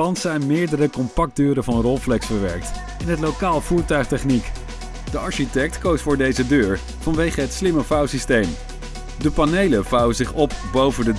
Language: Dutch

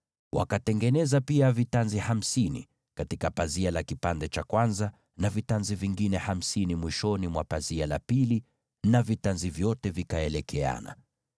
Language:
Swahili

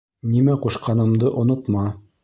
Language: Bashkir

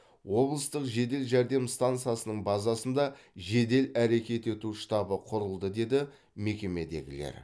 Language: Kazakh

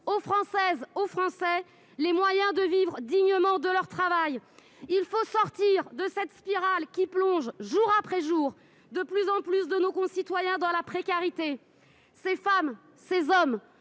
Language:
French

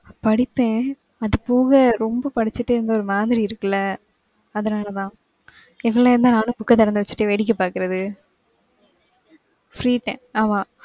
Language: Tamil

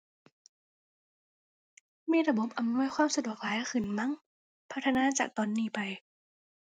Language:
Thai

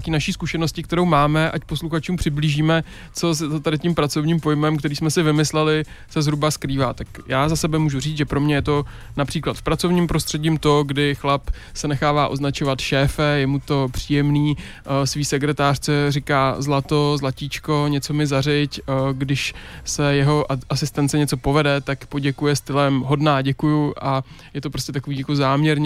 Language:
Czech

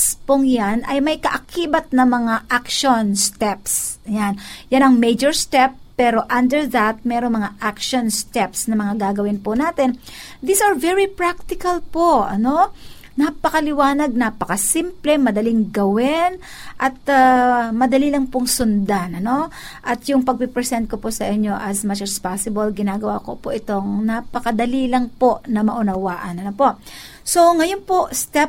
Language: Filipino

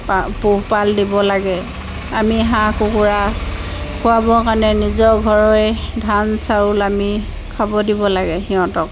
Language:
Assamese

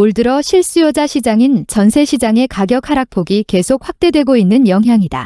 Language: Korean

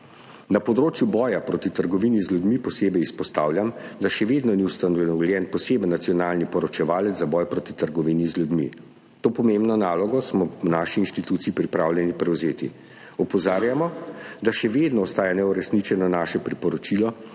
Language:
Slovenian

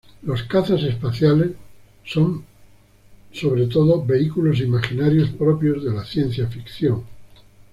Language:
Spanish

